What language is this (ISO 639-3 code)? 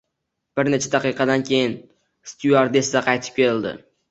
uzb